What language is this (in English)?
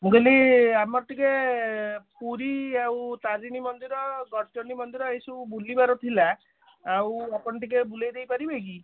Odia